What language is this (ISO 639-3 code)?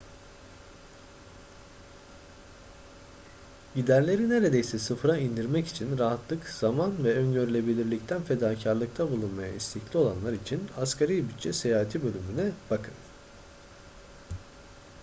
tur